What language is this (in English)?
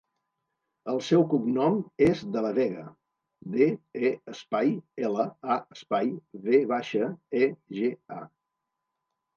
Catalan